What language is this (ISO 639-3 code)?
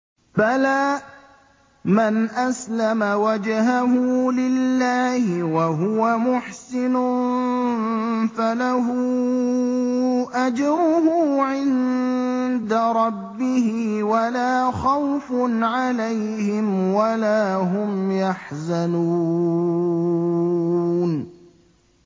ara